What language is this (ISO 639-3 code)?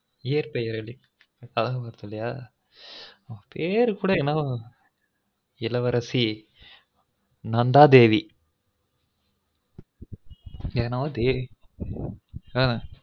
tam